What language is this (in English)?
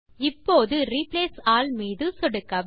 Tamil